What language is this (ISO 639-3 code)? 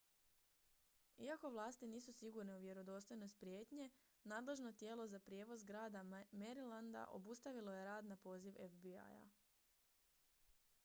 hrv